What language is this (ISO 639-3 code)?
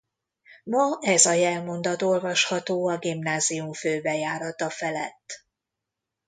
hun